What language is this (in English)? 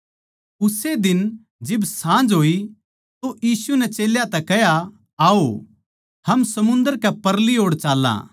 Haryanvi